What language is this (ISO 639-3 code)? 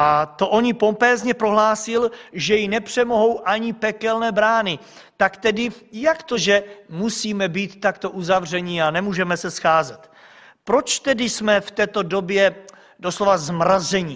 ces